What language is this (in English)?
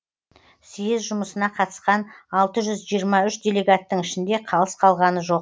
Kazakh